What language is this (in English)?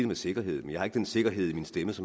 Danish